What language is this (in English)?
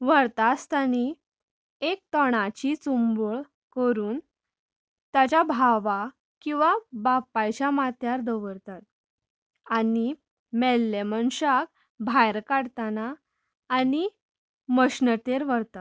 Konkani